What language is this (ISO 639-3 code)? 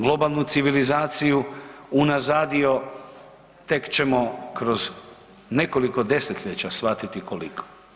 hrv